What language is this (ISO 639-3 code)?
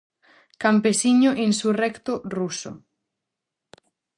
glg